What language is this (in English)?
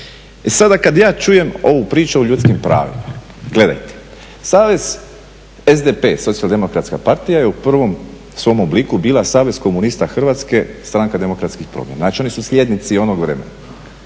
Croatian